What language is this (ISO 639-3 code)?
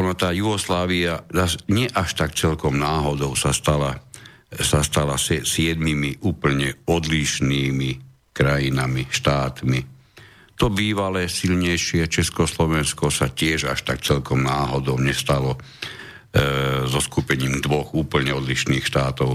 slk